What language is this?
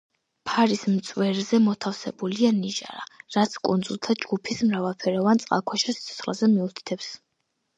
Georgian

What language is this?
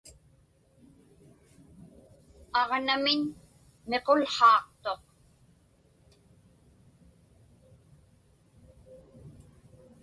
Inupiaq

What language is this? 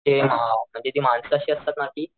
Marathi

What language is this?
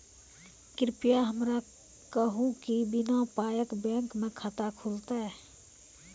Maithili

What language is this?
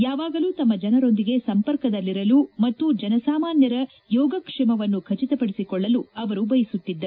Kannada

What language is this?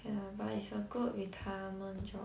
English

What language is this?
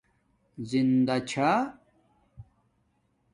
Domaaki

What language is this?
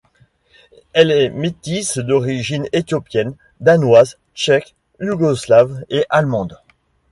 French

